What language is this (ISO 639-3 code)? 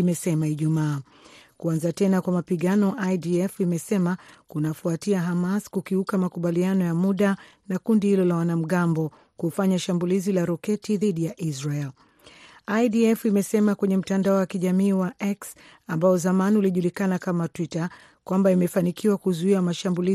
swa